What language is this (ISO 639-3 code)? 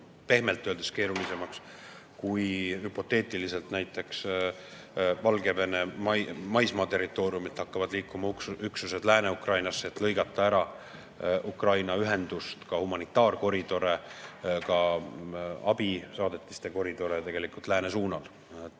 est